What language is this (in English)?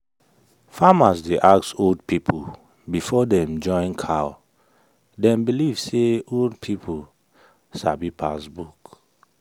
Nigerian Pidgin